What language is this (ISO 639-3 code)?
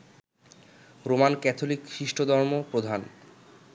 ben